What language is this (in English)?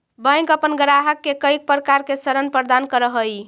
Magahi